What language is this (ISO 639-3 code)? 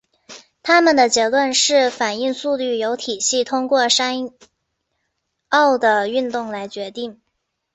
zho